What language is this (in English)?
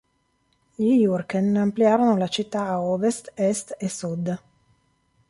Italian